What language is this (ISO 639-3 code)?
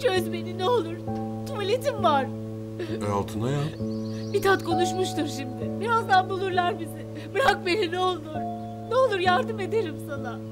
tur